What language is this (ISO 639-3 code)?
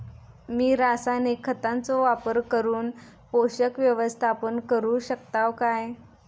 mar